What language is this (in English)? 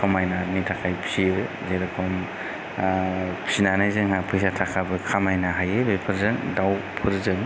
Bodo